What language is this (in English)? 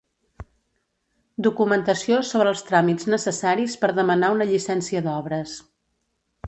Catalan